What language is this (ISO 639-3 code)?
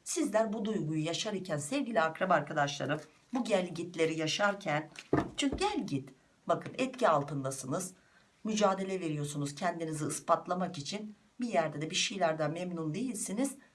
tur